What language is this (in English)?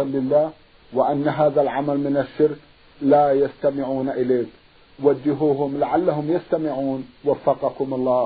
Arabic